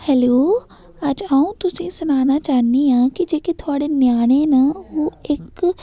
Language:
Dogri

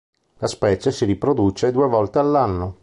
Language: Italian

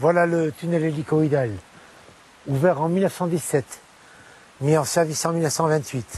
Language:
French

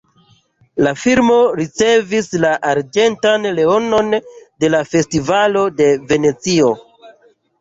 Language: Esperanto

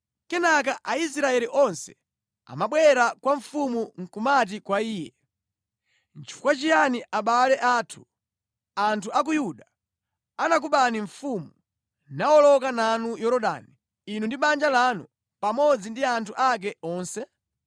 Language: Nyanja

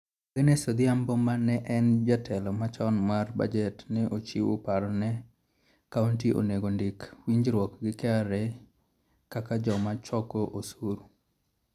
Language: Luo (Kenya and Tanzania)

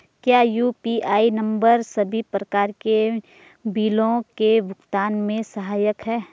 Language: Hindi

